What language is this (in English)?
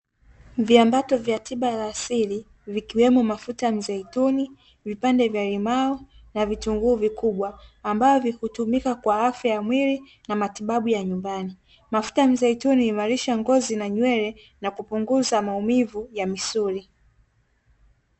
Swahili